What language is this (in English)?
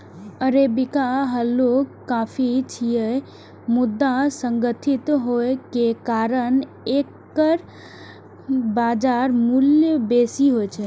Maithili